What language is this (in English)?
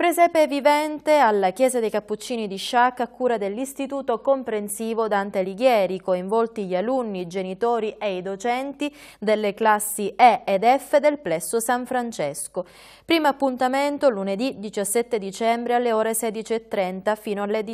Italian